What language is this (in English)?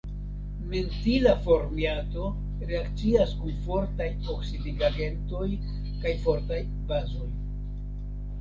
Esperanto